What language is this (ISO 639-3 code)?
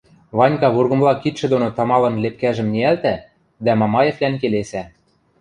mrj